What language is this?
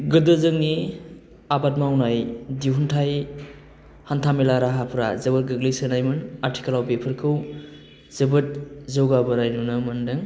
Bodo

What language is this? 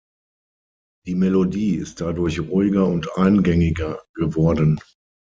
German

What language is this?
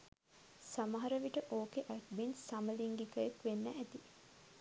Sinhala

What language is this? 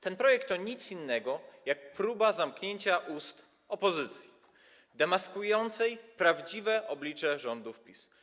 Polish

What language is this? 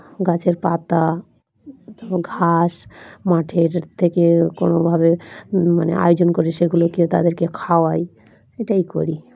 Bangla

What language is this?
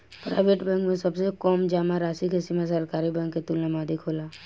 Bhojpuri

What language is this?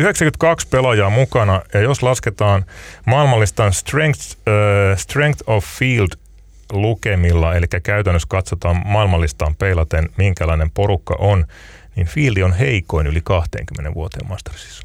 Finnish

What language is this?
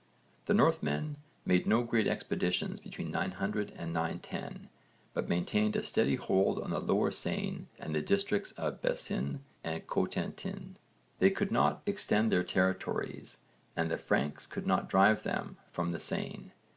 English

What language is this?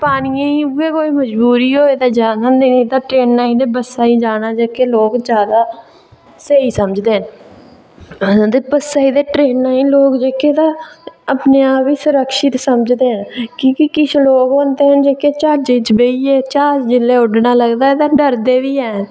Dogri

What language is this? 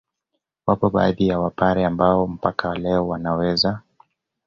Swahili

